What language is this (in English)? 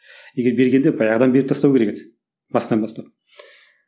Kazakh